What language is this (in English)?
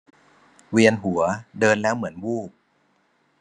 Thai